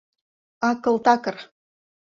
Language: Mari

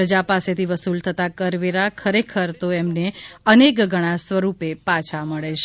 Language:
Gujarati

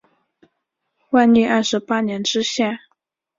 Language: Chinese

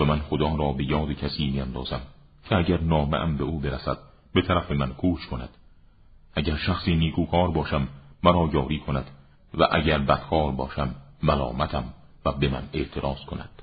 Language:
Persian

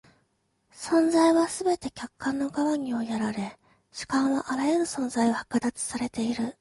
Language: Japanese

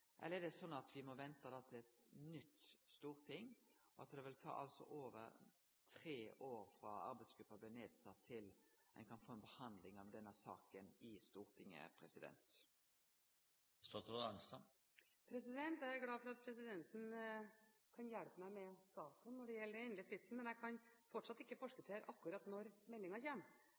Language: Norwegian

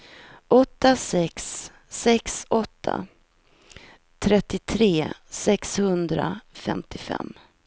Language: Swedish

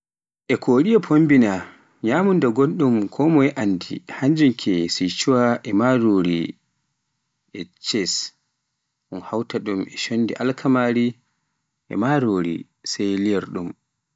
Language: Pular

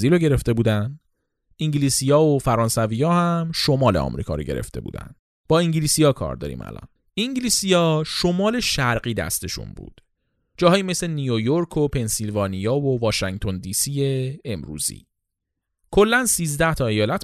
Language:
Persian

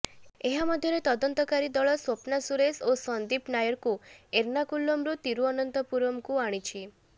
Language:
Odia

